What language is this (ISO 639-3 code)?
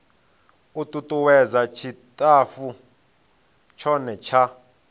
ven